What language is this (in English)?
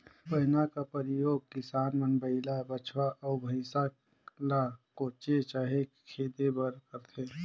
Chhattisgarhi